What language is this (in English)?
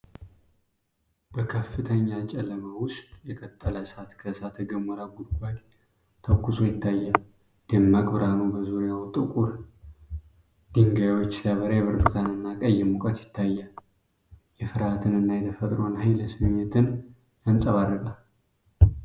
Amharic